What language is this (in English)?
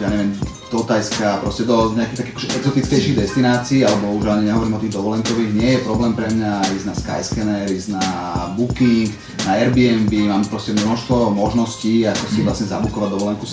Slovak